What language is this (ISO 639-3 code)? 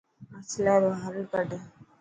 mki